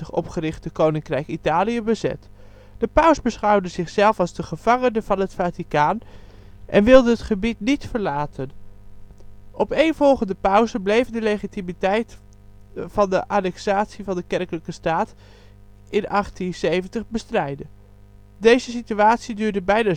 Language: Dutch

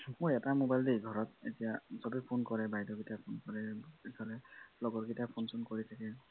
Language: Assamese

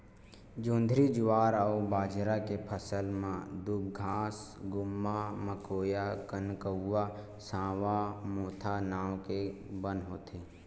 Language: Chhattisgarhi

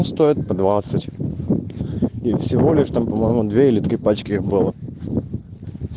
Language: Russian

